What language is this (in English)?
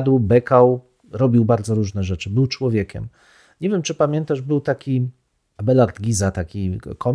Polish